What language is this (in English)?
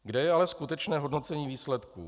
Czech